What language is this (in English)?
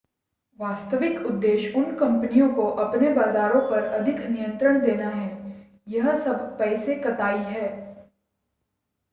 Hindi